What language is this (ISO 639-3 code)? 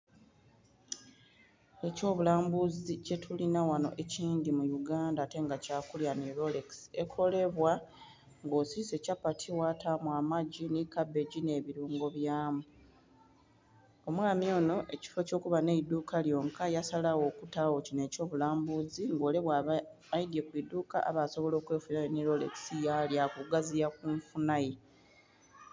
xog